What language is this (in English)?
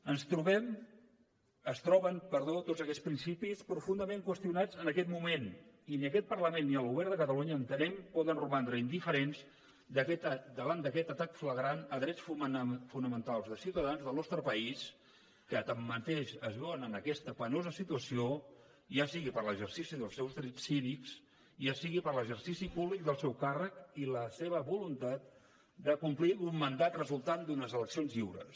Catalan